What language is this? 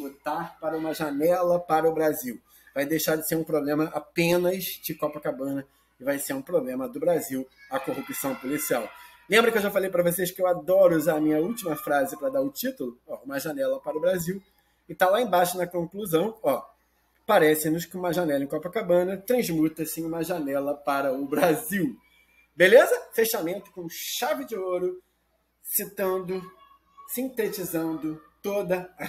Portuguese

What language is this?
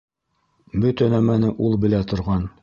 Bashkir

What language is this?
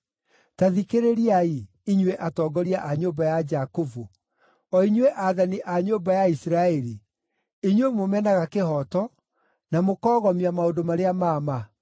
Kikuyu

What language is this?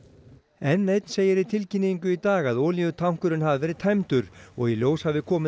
Icelandic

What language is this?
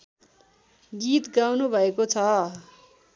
Nepali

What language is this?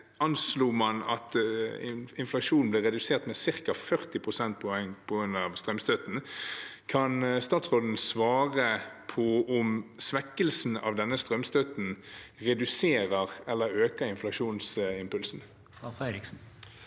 Norwegian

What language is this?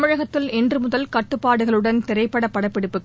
Tamil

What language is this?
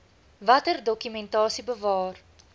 Afrikaans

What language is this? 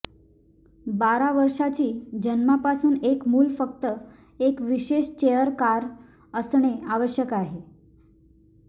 Marathi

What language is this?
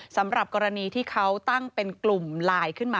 Thai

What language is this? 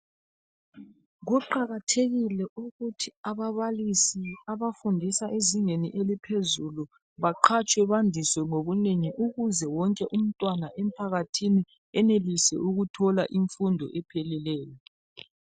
North Ndebele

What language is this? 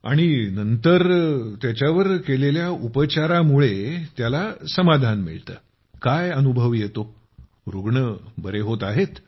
Marathi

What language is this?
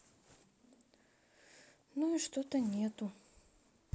Russian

